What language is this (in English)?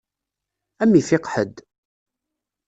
Kabyle